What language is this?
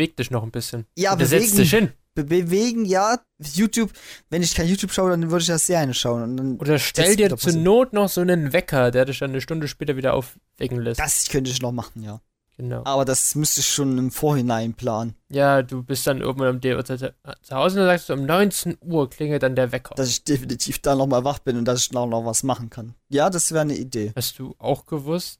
German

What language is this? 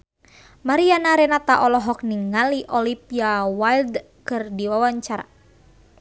Sundanese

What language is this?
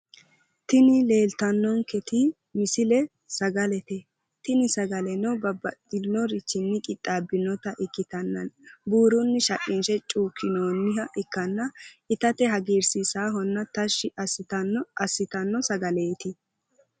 Sidamo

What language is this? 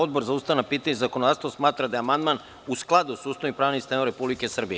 Serbian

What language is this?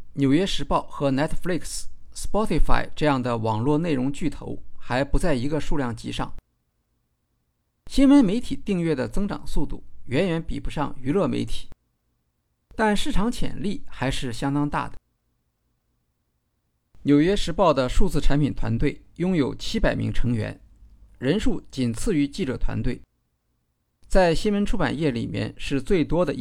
Chinese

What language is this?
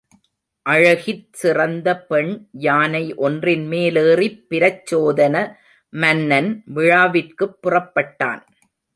Tamil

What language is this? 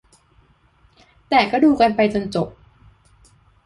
Thai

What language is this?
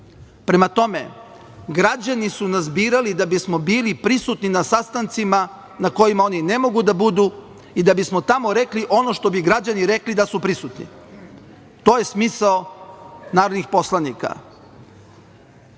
Serbian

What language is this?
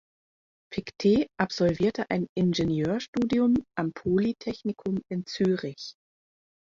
German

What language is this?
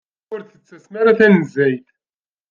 Kabyle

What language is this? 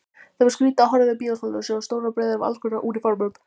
Icelandic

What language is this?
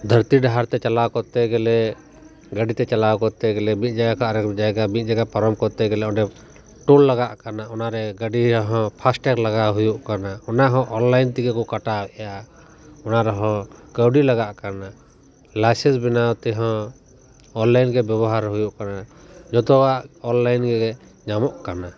Santali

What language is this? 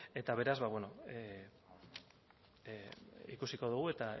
Basque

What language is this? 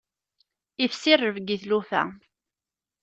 Kabyle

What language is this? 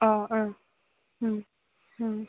Manipuri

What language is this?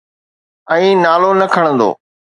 Sindhi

